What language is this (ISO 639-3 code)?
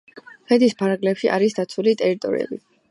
kat